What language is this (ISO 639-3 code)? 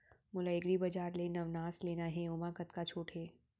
hne